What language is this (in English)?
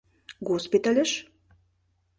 Mari